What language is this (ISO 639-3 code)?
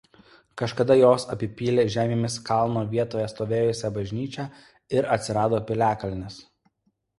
lit